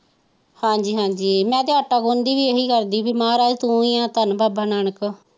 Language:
Punjabi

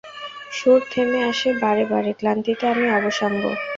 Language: Bangla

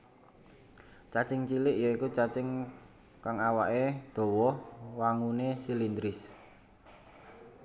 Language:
Javanese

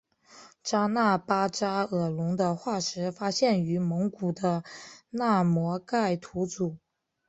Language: Chinese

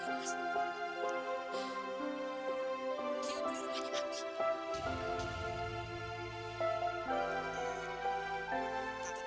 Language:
Indonesian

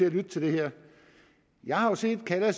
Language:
Danish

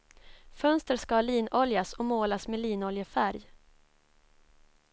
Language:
Swedish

